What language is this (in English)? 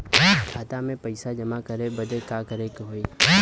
Bhojpuri